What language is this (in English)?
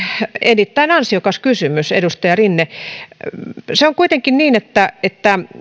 Finnish